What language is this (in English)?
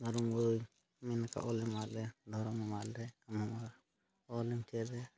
Santali